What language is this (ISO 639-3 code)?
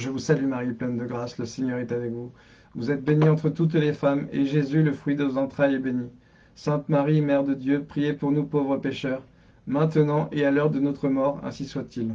fra